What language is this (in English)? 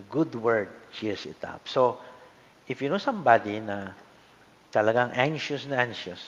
Filipino